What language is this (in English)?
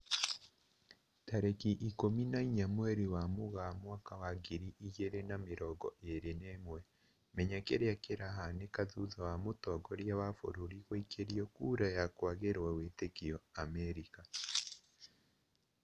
Kikuyu